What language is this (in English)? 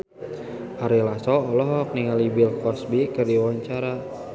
Sundanese